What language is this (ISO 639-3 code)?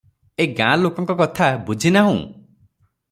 ori